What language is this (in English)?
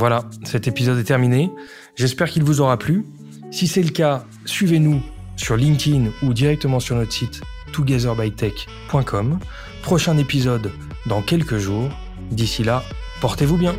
French